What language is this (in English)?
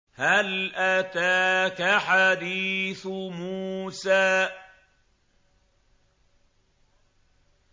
Arabic